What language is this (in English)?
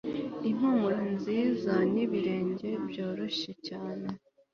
Kinyarwanda